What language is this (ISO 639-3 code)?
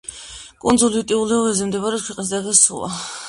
kat